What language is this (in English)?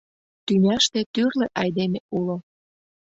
Mari